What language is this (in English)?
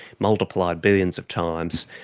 English